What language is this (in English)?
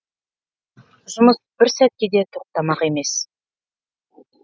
Kazakh